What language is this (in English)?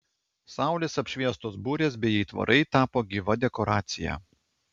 Lithuanian